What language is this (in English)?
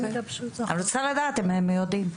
Hebrew